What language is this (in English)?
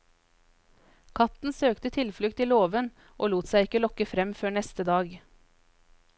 Norwegian